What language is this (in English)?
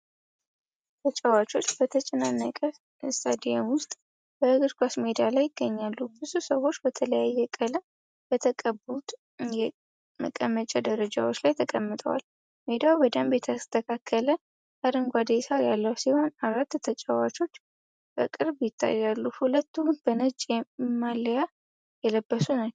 Amharic